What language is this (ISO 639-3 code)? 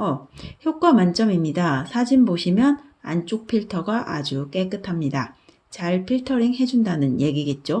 kor